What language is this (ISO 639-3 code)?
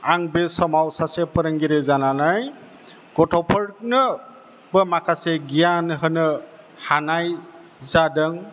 brx